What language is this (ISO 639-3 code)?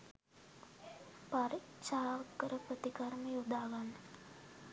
sin